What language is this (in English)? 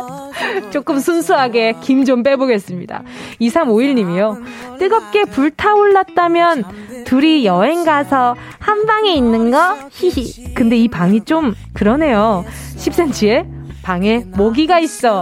Korean